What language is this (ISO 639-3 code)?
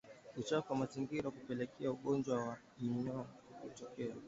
swa